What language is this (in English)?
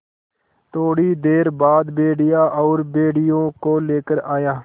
Hindi